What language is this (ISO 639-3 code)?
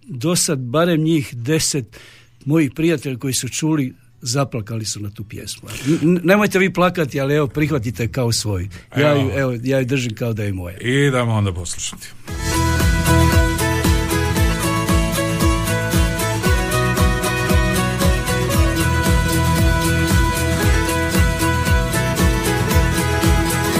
hrv